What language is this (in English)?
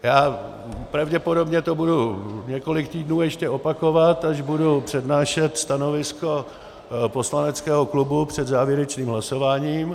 Czech